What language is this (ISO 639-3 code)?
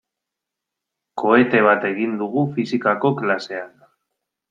eus